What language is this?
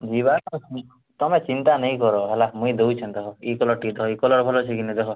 Odia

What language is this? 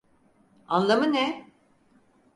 Turkish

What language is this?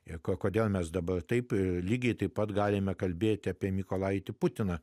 Lithuanian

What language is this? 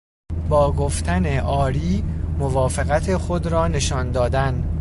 Persian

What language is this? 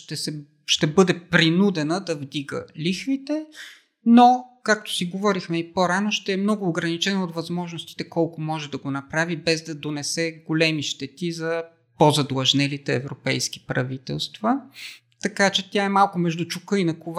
Bulgarian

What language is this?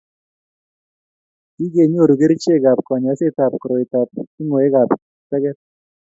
Kalenjin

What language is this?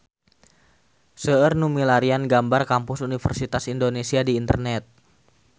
Sundanese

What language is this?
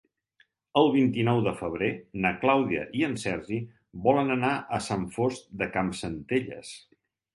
Catalan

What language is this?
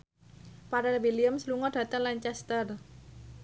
Javanese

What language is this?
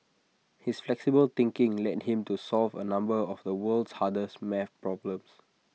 English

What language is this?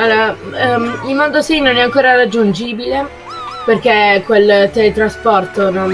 Italian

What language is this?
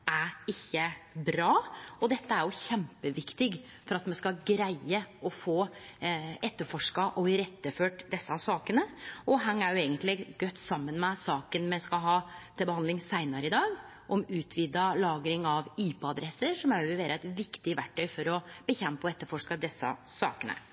Norwegian Nynorsk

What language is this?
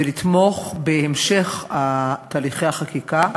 Hebrew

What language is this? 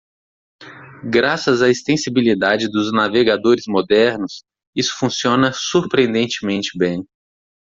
Portuguese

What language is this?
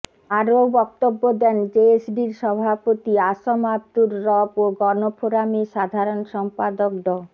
Bangla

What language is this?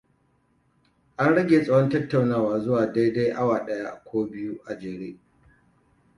Hausa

